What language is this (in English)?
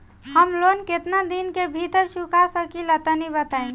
Bhojpuri